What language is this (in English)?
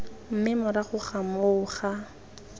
Tswana